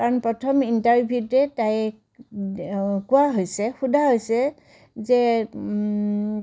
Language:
Assamese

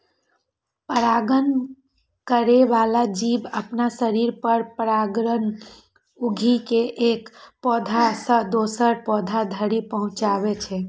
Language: Maithili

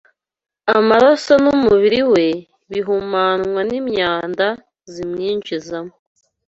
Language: Kinyarwanda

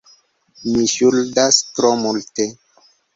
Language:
Esperanto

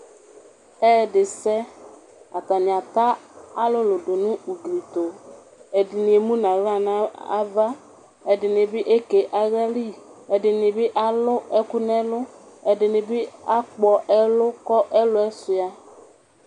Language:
Ikposo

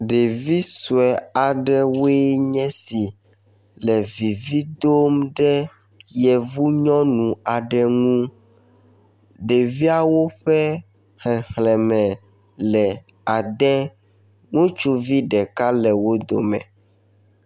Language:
Ewe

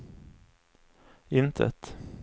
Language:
Swedish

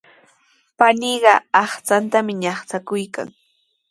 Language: Sihuas Ancash Quechua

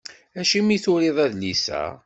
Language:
Kabyle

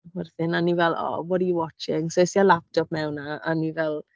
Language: Welsh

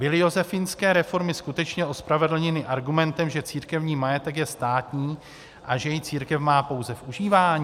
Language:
Czech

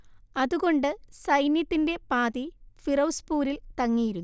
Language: Malayalam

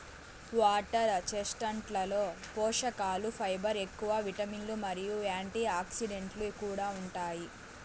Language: Telugu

